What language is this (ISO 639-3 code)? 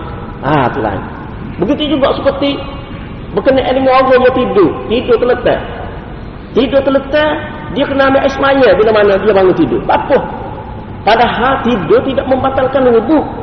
msa